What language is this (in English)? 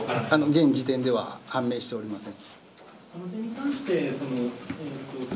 Japanese